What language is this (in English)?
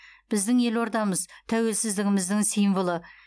Kazakh